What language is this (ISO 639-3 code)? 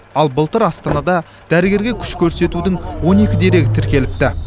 kaz